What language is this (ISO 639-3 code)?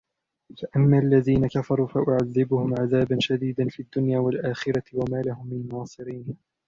ara